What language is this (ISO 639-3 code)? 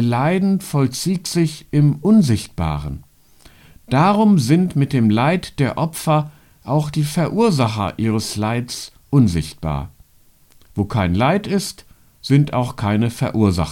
deu